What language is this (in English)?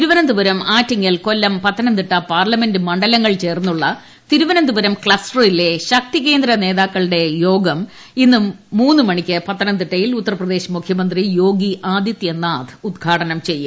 Malayalam